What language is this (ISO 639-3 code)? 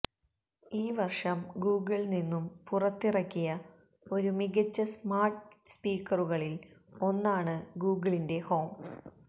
mal